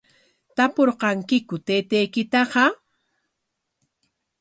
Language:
Corongo Ancash Quechua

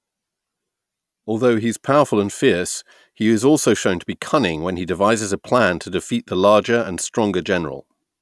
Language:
English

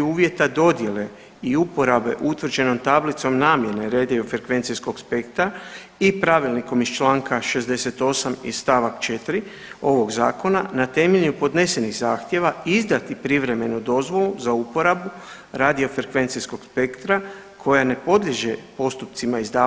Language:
Croatian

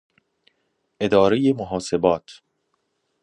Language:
Persian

